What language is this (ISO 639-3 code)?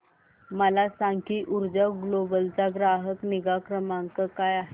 mar